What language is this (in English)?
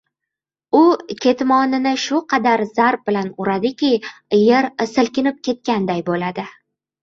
Uzbek